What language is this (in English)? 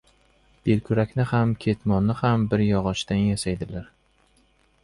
Uzbek